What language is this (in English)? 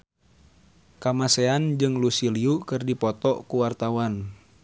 Sundanese